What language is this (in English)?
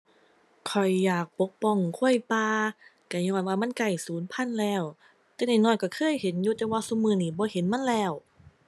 Thai